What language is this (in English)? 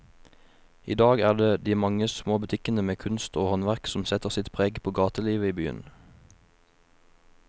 Norwegian